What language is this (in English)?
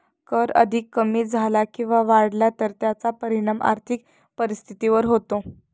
Marathi